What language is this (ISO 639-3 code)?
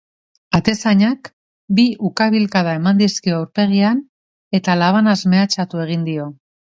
eus